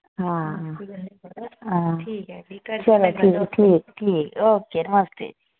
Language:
Dogri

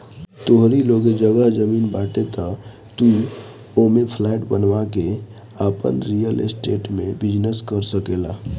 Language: Bhojpuri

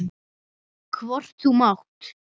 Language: Icelandic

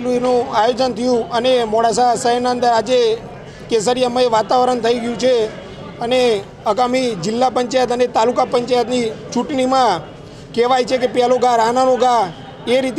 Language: Hindi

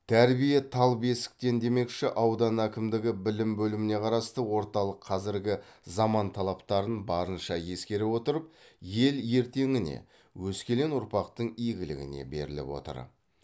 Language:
Kazakh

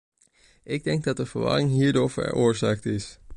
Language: Dutch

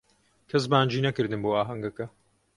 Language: Central Kurdish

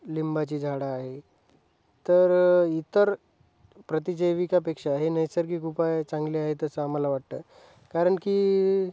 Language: Marathi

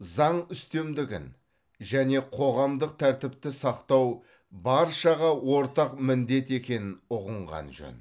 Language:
Kazakh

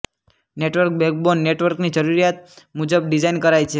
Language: Gujarati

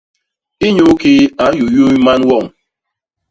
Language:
Basaa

